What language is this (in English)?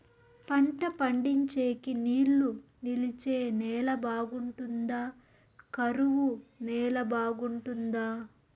Telugu